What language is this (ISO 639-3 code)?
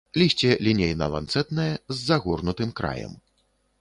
bel